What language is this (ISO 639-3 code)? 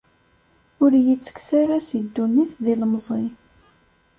kab